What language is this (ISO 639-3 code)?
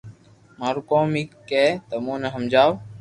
lrk